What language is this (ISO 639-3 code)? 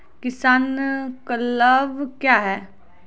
mai